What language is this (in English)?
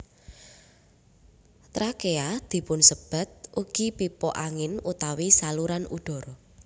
Javanese